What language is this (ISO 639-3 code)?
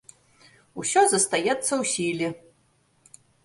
bel